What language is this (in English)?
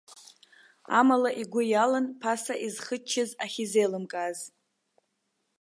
Abkhazian